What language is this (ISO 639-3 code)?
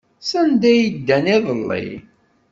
kab